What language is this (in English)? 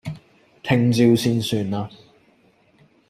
Cantonese